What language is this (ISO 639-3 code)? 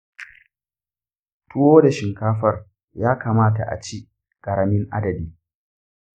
hau